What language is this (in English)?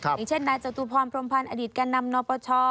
Thai